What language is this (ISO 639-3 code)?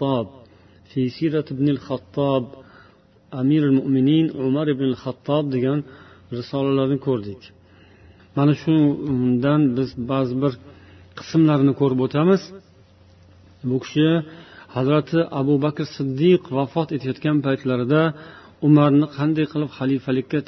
bul